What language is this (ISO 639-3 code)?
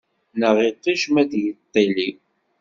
kab